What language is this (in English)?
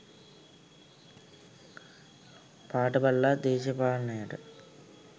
Sinhala